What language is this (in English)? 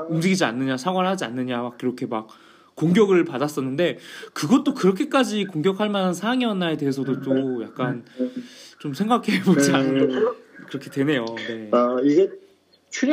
Korean